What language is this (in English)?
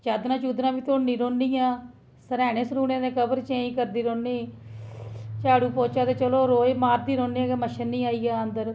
Dogri